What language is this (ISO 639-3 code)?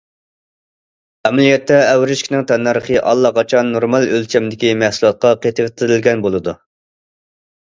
uig